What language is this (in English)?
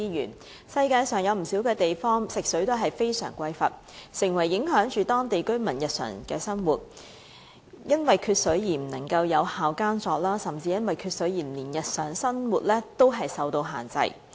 Cantonese